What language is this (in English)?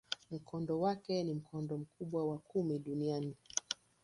Swahili